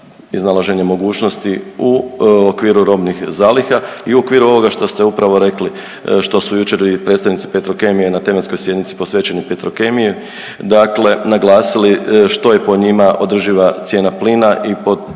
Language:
Croatian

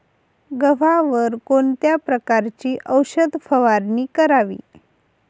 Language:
Marathi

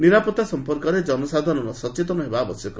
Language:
Odia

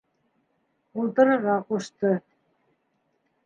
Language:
Bashkir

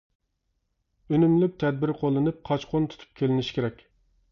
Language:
Uyghur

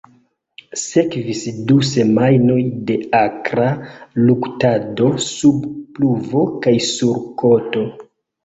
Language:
Esperanto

